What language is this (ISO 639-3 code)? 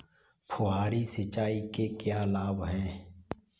hin